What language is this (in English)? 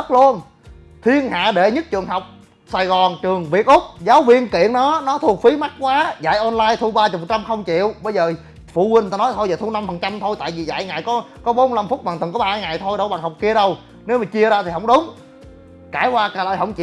Vietnamese